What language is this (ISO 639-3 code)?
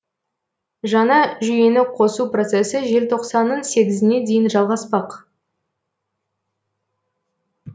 kaz